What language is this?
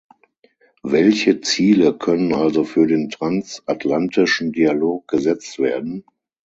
German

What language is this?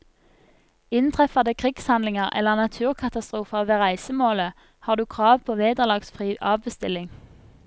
Norwegian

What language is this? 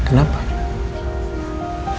Indonesian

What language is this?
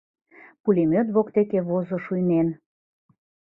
Mari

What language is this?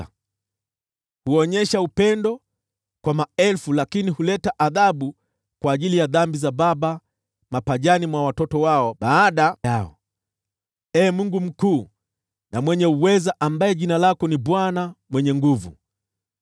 Swahili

